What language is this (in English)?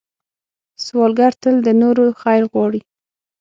Pashto